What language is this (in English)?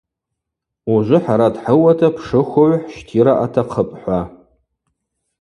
Abaza